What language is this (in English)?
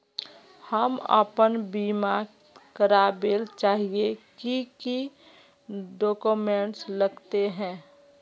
Magahi